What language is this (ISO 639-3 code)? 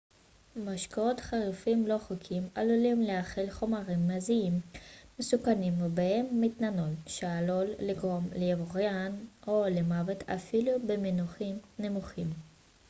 heb